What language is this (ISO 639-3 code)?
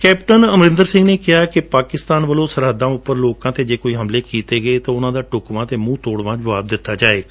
pan